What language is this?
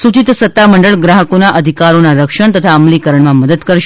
Gujarati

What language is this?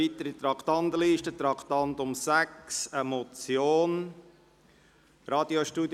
Swiss German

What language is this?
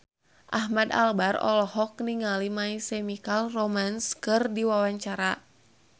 Sundanese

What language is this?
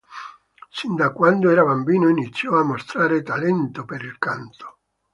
Italian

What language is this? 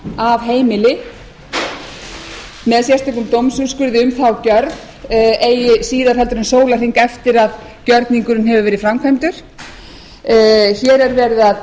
Icelandic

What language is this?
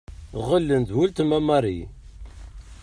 Kabyle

